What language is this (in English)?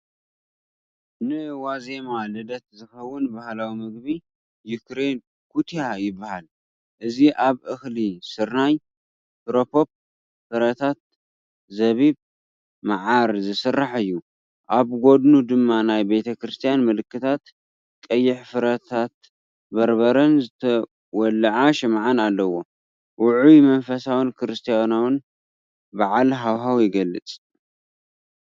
Tigrinya